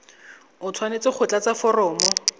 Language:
Tswana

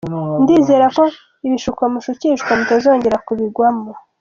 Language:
Kinyarwanda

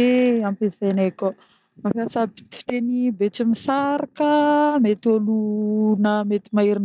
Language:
Northern Betsimisaraka Malagasy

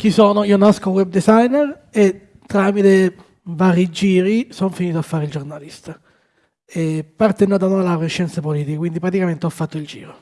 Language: Italian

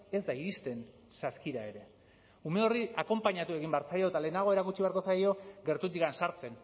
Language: Basque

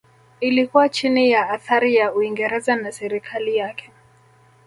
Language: Swahili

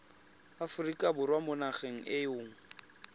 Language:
Tswana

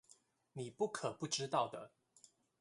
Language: Chinese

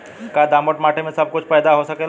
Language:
Bhojpuri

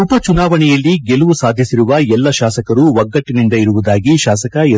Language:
Kannada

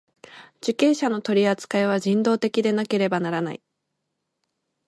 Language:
Japanese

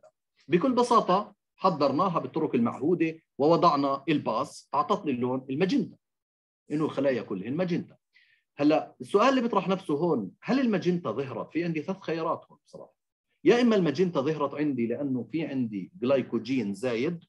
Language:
Arabic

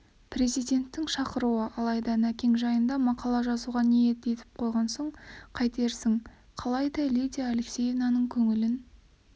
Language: Kazakh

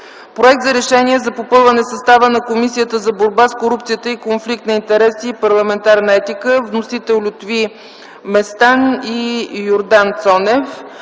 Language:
Bulgarian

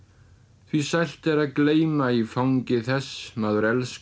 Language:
Icelandic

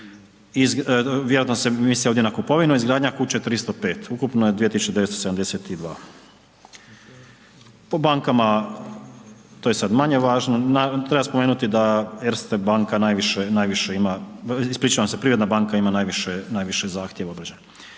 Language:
Croatian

